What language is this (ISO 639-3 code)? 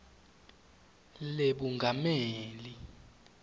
ssw